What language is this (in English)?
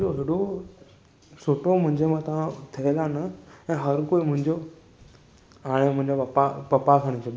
Sindhi